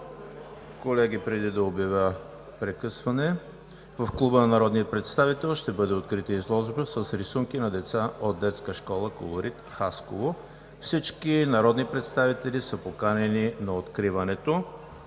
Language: Bulgarian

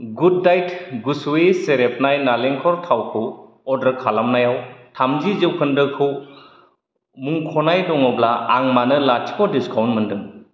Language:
Bodo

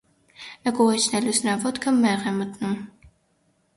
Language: Armenian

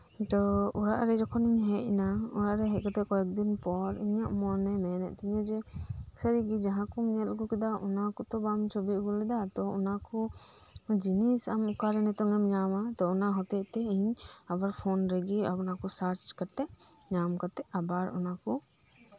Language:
Santali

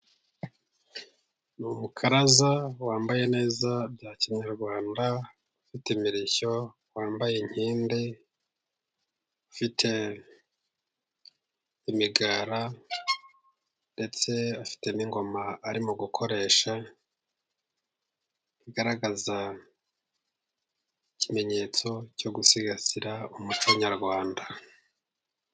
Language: Kinyarwanda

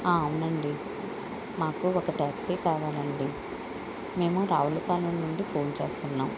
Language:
Telugu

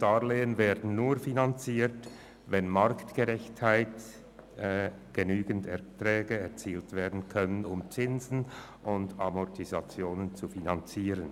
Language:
Swiss German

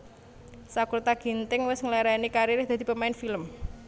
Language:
Javanese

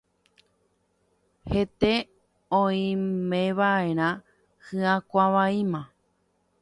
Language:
Guarani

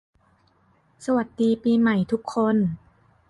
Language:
Thai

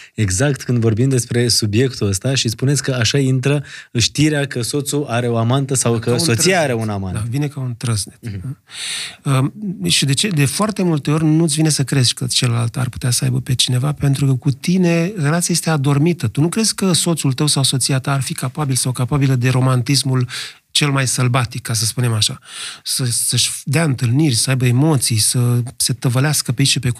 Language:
Romanian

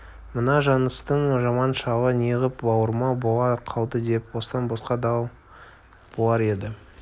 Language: Kazakh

